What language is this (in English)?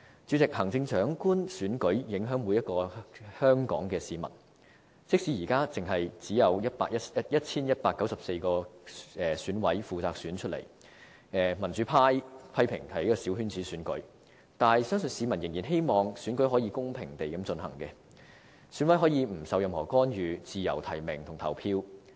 Cantonese